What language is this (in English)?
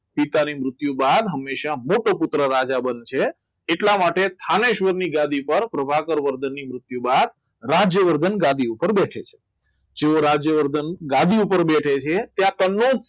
Gujarati